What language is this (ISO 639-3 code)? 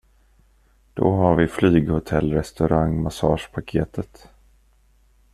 swe